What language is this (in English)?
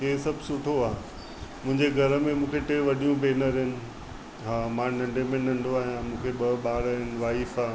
Sindhi